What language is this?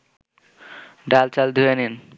Bangla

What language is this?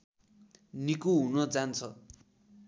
Nepali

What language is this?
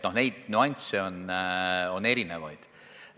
Estonian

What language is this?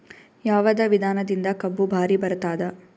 Kannada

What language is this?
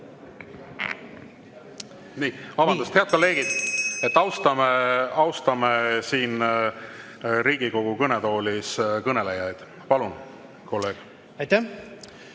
Estonian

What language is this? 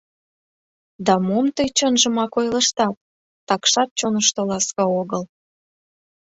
Mari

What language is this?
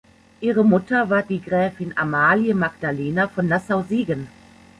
German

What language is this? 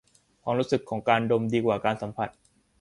Thai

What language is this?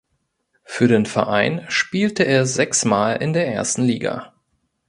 German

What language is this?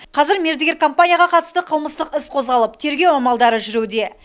Kazakh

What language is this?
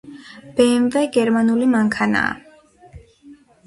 Georgian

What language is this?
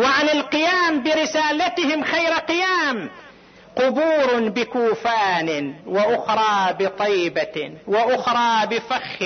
Arabic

